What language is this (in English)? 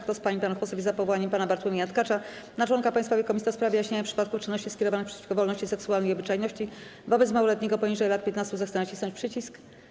Polish